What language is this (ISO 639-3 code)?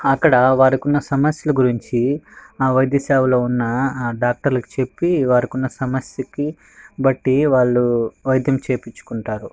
tel